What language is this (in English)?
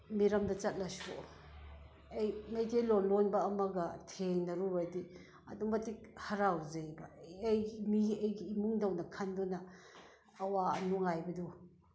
Manipuri